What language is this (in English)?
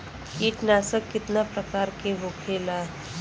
Bhojpuri